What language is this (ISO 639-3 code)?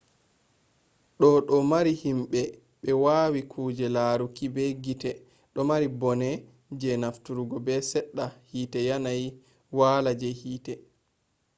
ful